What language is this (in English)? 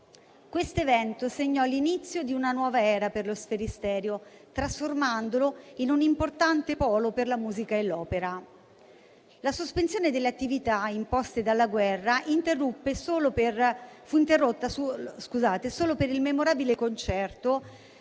Italian